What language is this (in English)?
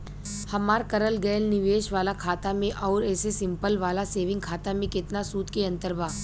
Bhojpuri